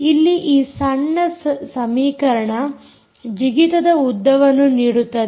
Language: Kannada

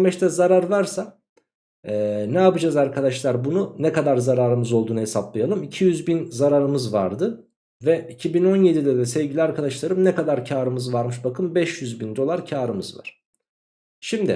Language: Turkish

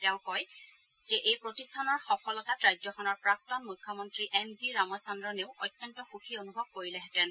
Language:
Assamese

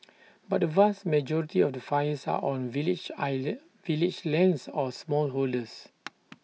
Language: English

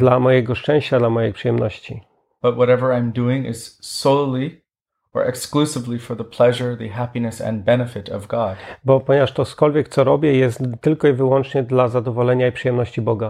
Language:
Polish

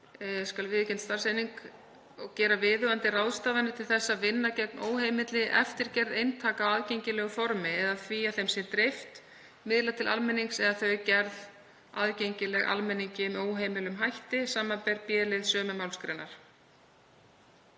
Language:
Icelandic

